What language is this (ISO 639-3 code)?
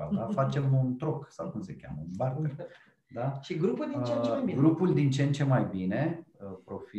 ron